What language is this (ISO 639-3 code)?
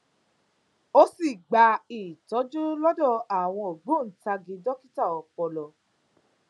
yor